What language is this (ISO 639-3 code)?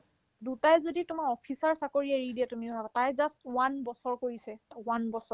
asm